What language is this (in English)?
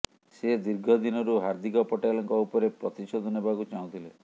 Odia